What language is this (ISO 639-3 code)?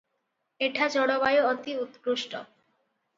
ori